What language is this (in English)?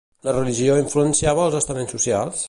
Catalan